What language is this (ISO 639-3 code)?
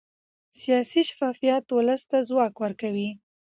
pus